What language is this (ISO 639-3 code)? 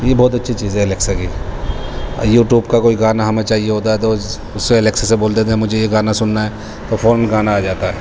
urd